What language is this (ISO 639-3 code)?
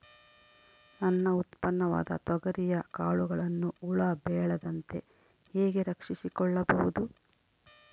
kan